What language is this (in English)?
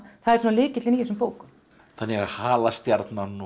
Icelandic